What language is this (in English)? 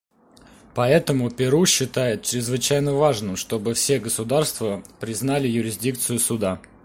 Russian